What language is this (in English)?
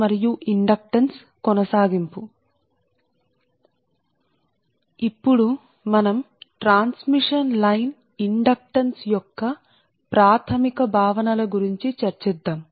Telugu